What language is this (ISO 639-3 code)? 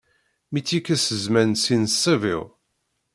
kab